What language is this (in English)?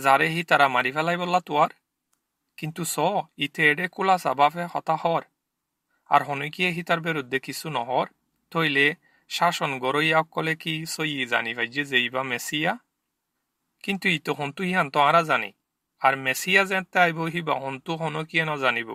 Romanian